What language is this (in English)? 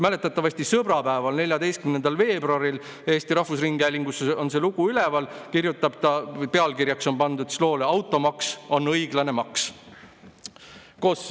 Estonian